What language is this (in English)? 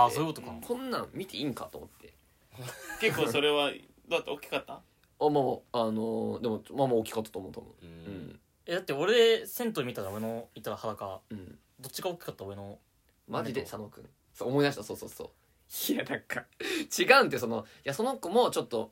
Japanese